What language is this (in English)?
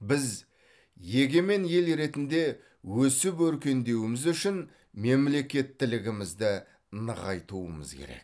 Kazakh